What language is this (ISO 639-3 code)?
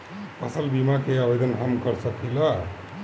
bho